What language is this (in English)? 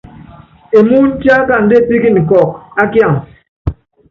Yangben